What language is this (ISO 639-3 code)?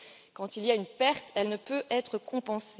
fra